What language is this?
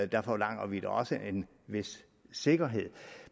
Danish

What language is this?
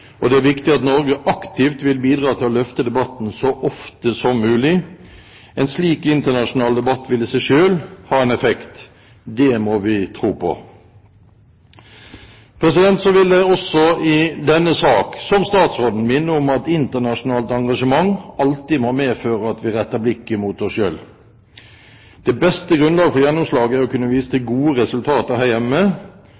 Norwegian Bokmål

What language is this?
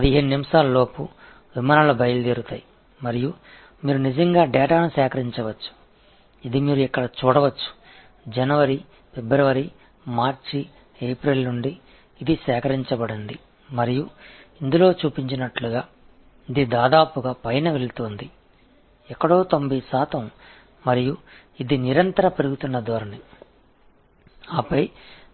Tamil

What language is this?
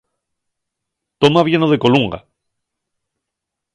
Asturian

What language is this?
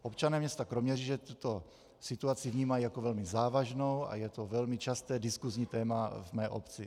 Czech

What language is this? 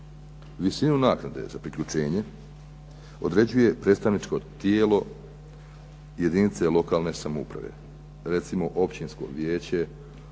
Croatian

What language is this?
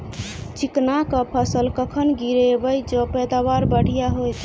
Maithili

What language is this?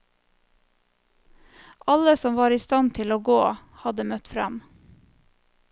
Norwegian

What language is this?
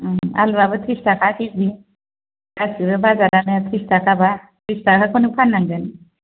Bodo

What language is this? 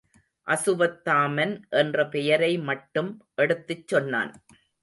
Tamil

